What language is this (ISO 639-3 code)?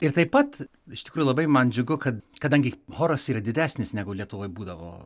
lit